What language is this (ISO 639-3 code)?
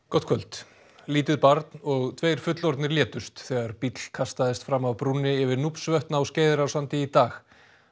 isl